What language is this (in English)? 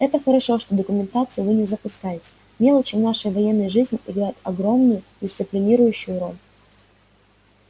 Russian